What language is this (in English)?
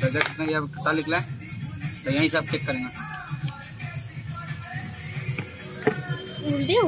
Hindi